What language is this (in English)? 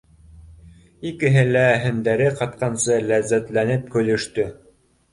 Bashkir